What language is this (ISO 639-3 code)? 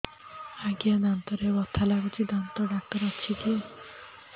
ori